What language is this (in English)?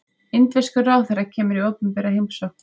Icelandic